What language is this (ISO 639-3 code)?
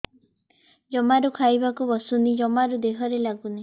ori